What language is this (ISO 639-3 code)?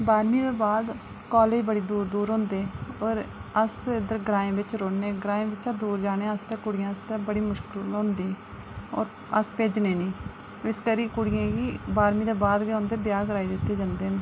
doi